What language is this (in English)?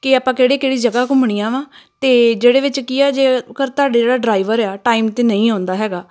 Punjabi